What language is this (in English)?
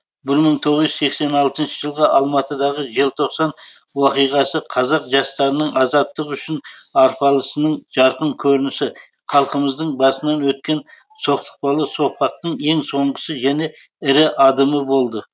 Kazakh